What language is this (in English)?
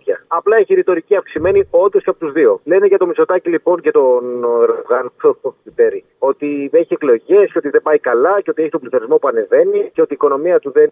Greek